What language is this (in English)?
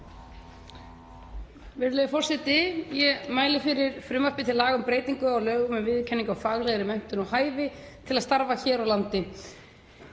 Icelandic